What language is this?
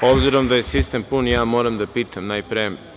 Serbian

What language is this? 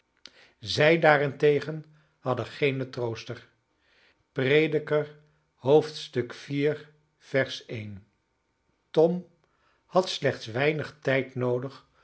Dutch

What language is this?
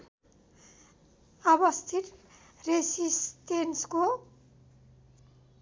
Nepali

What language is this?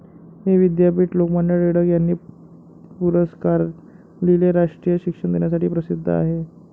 Marathi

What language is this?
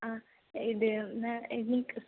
Malayalam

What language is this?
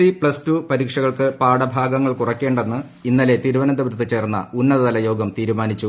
Malayalam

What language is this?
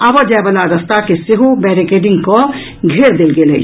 Maithili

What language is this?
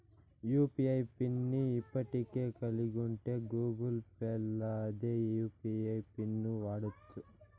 Telugu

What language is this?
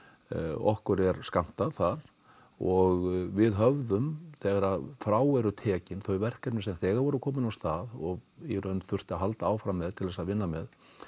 Icelandic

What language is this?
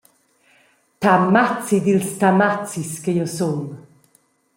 Romansh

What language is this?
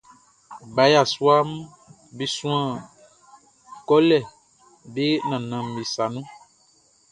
Baoulé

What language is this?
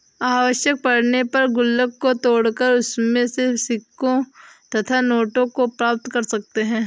Hindi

